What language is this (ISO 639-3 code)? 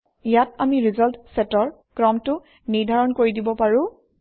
asm